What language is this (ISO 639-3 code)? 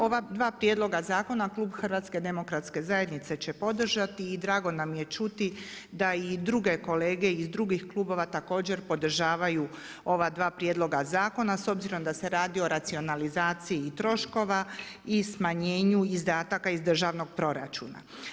hrv